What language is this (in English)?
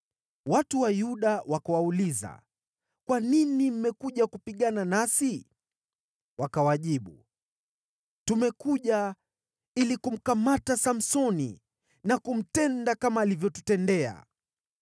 Swahili